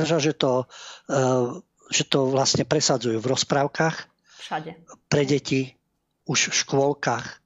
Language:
Slovak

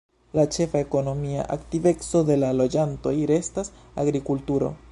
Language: Esperanto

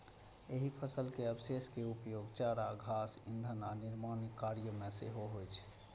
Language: Maithili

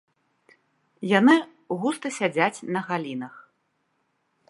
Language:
Belarusian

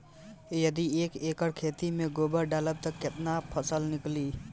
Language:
Bhojpuri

